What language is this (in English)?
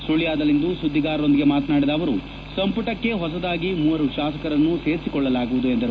Kannada